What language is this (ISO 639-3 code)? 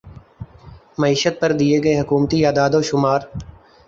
urd